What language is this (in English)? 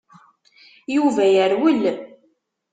Kabyle